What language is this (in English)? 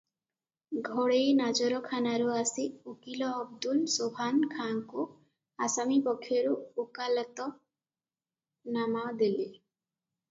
Odia